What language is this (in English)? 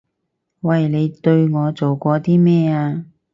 Cantonese